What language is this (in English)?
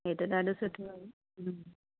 Sindhi